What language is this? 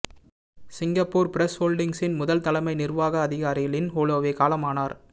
Tamil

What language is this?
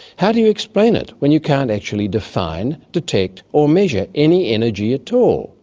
English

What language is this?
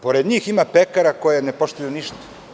Serbian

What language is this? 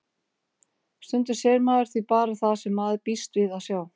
Icelandic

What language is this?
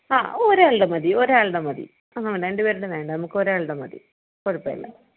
Malayalam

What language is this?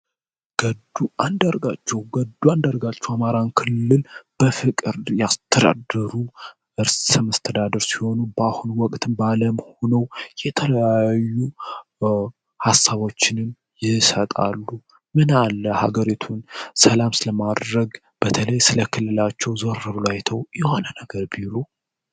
Amharic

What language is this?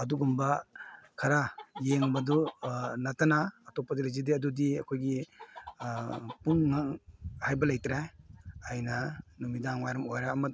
Manipuri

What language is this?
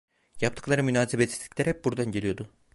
Turkish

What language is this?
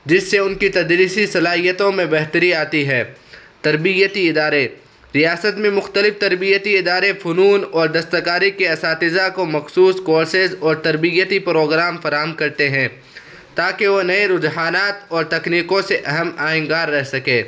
Urdu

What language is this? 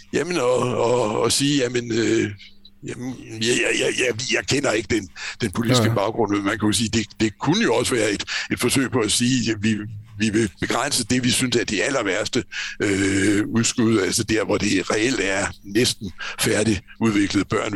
Danish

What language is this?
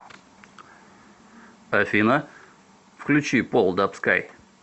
Russian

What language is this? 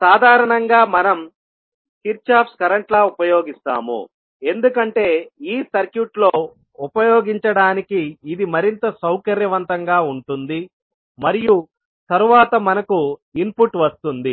Telugu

